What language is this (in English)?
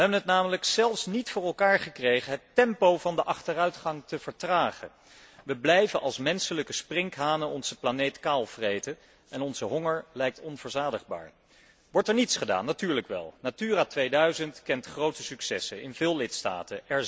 Dutch